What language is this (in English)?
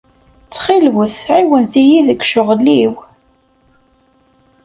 Kabyle